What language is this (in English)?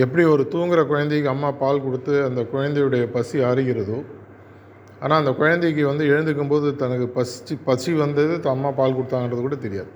Tamil